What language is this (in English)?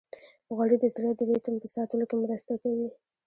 Pashto